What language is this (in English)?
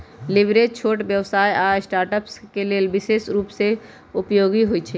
Magahi